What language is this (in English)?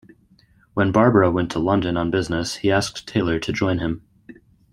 English